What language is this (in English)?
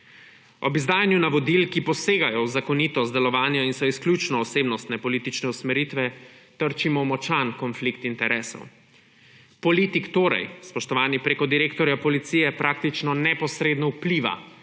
Slovenian